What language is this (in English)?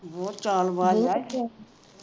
Punjabi